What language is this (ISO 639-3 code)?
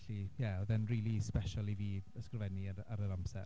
cym